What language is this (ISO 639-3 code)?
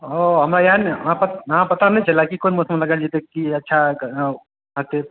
mai